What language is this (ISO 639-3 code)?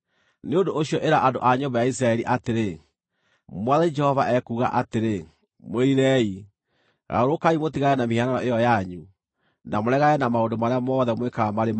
kik